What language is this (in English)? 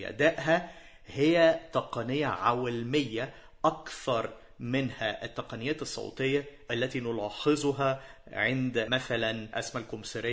Arabic